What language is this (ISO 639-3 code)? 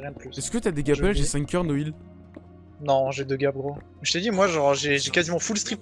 fra